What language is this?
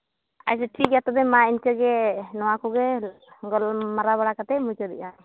Santali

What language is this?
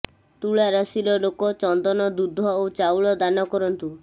Odia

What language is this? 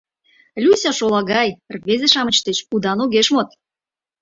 Mari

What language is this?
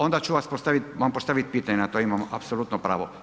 Croatian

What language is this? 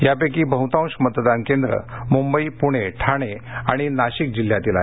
Marathi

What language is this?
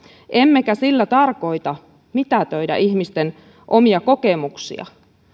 Finnish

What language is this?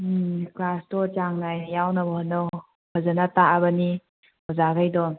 Manipuri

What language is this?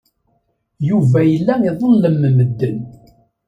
Kabyle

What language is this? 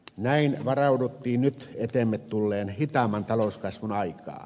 Finnish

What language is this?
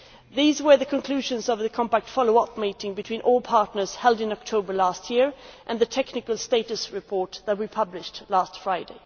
English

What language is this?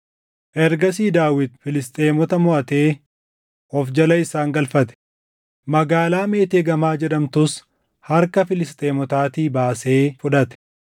Oromo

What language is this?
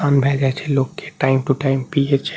Maithili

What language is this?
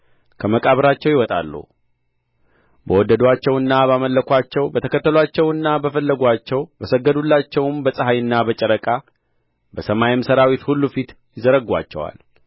Amharic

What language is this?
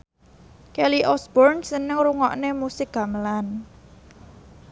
Javanese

